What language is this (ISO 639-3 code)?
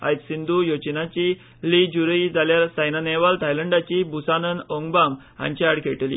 kok